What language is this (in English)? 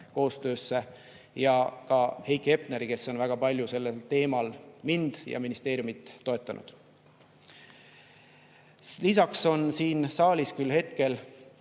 Estonian